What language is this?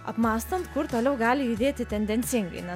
Lithuanian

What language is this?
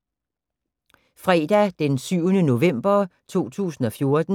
Danish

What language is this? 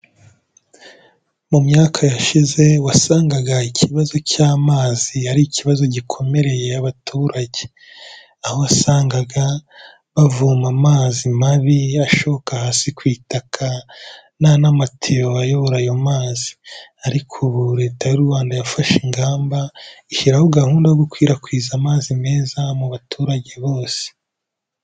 Kinyarwanda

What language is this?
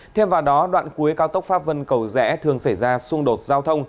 Vietnamese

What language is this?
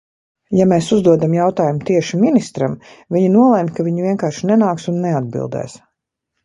Latvian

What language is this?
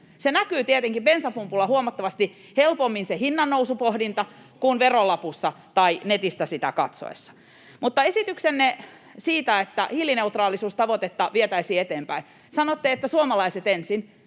Finnish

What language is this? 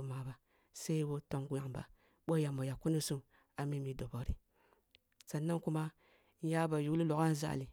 Kulung (Nigeria)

